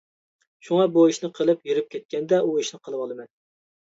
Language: Uyghur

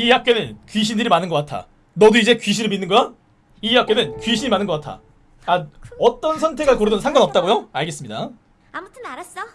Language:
Korean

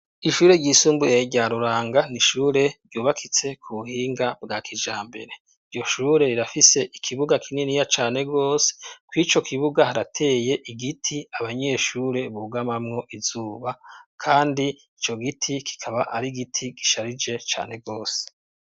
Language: Rundi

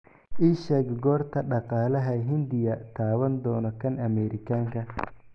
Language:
Somali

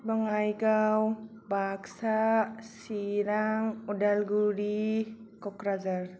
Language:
Bodo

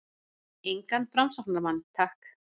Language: Icelandic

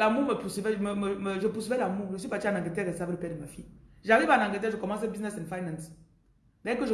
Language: French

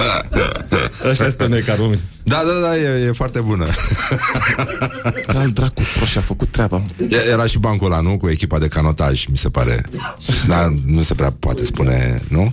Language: Romanian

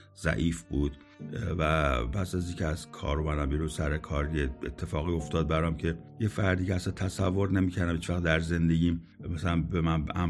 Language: Persian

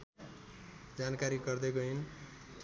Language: Nepali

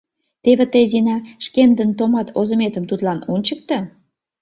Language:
Mari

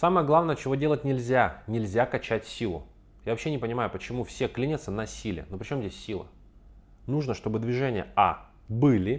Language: Russian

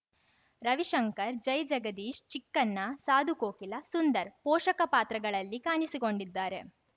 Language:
Kannada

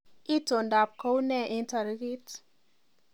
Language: Kalenjin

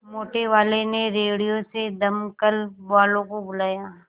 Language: Hindi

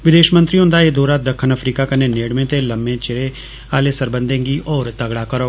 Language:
Dogri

